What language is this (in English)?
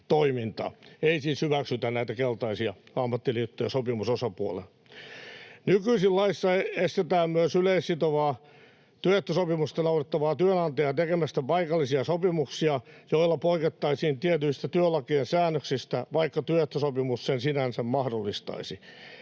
Finnish